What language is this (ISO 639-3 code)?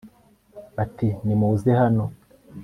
kin